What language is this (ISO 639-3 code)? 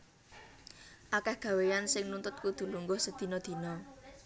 jav